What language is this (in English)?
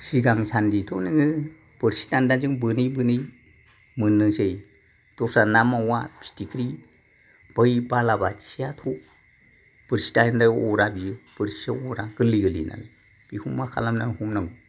Bodo